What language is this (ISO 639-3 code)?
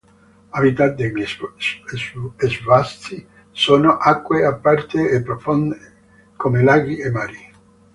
ita